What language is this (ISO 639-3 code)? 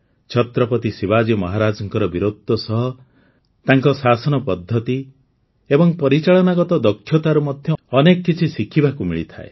ori